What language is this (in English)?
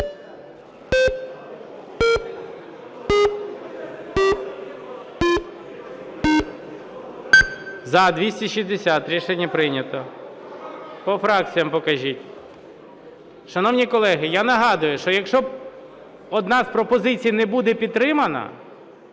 Ukrainian